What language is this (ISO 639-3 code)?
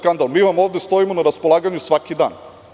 srp